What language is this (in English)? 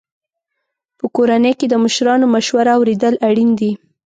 Pashto